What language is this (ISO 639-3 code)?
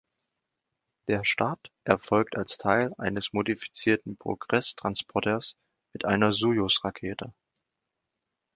deu